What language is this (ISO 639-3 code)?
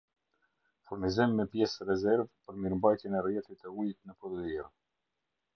sqi